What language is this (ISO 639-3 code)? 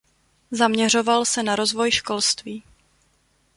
ces